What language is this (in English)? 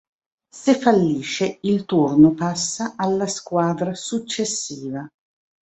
Italian